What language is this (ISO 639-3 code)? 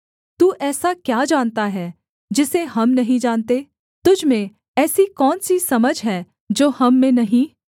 hin